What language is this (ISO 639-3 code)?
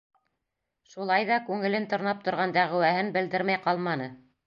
bak